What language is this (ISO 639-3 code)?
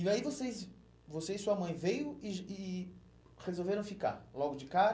por